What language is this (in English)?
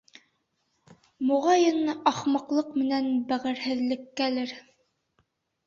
Bashkir